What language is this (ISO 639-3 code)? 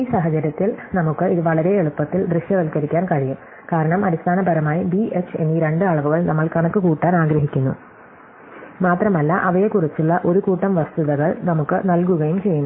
mal